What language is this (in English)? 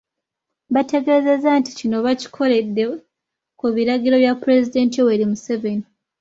Ganda